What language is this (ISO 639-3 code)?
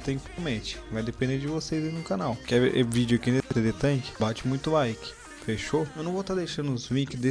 por